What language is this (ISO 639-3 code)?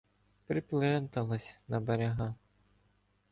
ukr